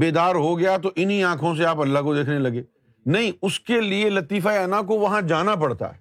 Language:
Urdu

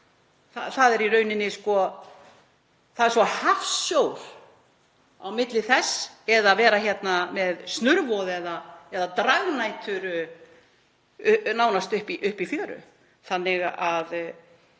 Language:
Icelandic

